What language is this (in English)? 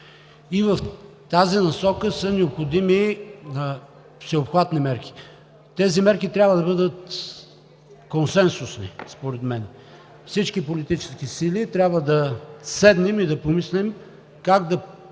Bulgarian